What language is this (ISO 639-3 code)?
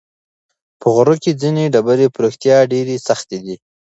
pus